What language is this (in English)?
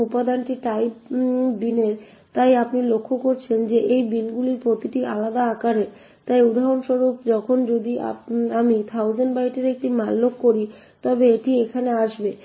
Bangla